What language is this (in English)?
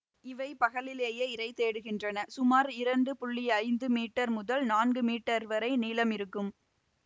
Tamil